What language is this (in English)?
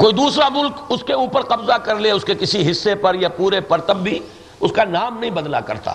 Urdu